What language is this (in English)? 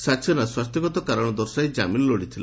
Odia